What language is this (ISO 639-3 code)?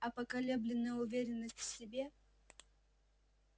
rus